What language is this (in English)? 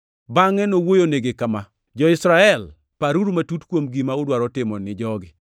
Luo (Kenya and Tanzania)